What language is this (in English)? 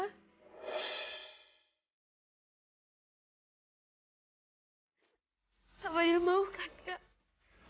Indonesian